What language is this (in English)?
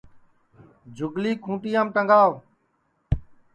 Sansi